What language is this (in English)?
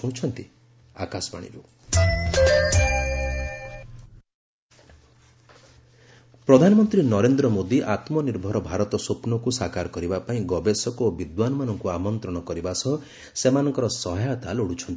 Odia